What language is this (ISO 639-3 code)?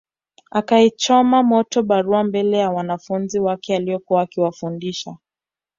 swa